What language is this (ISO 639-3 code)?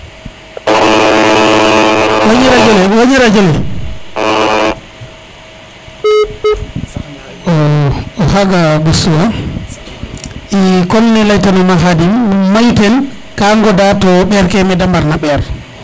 srr